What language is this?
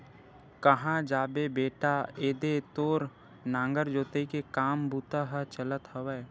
Chhattisgarhi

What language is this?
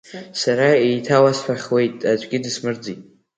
Abkhazian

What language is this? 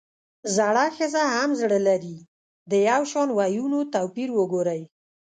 Pashto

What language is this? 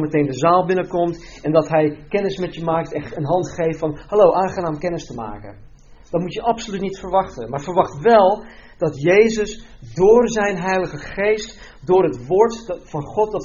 Dutch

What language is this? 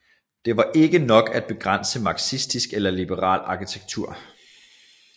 Danish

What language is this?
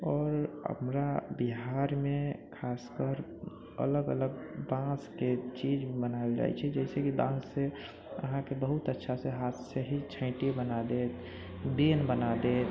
Maithili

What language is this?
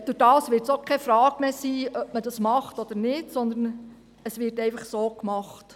Swiss German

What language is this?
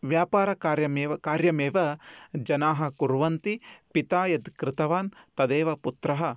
Sanskrit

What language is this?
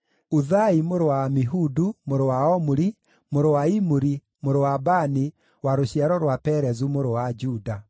Kikuyu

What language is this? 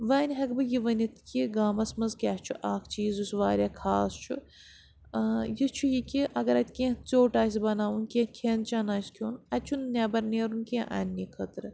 Kashmiri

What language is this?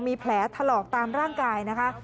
Thai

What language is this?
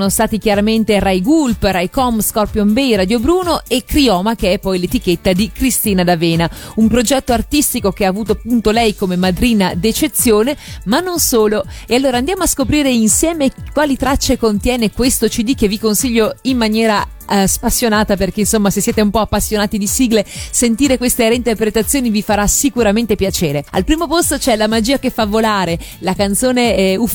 Italian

